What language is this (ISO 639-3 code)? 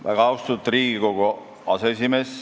est